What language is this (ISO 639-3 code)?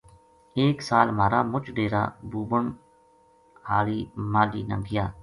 gju